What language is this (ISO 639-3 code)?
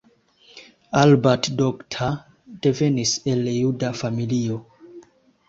epo